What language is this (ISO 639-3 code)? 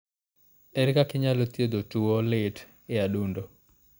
luo